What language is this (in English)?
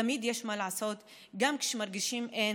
Hebrew